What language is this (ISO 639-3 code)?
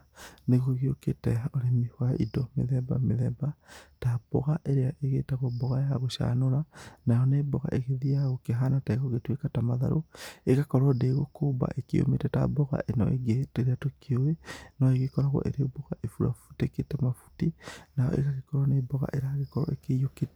kik